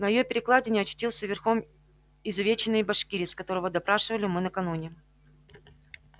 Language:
Russian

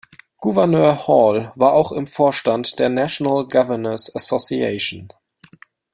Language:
German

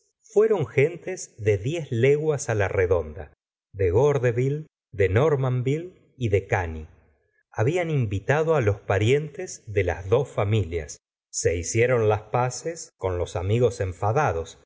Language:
Spanish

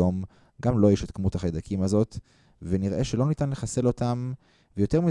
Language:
Hebrew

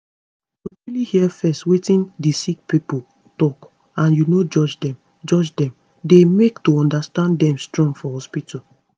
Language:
Nigerian Pidgin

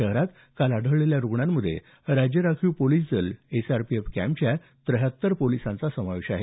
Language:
Marathi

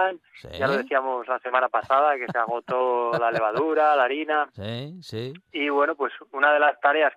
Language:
Spanish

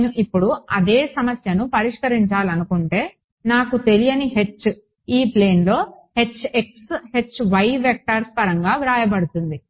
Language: Telugu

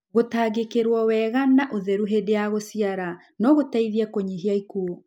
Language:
Kikuyu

